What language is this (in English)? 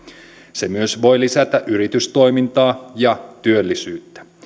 Finnish